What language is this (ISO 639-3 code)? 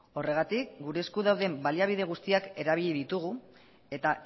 eus